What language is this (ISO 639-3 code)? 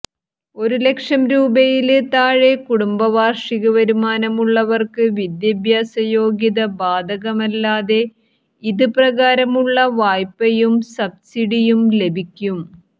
mal